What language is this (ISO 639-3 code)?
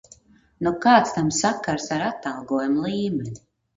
lav